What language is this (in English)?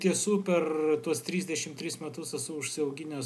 Lithuanian